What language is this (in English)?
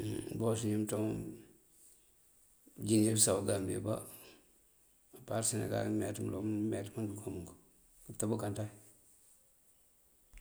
Mandjak